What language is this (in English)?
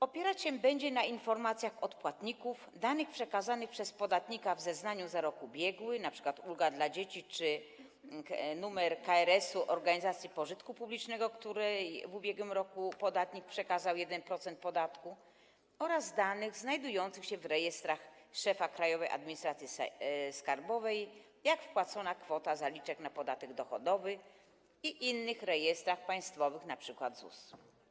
Polish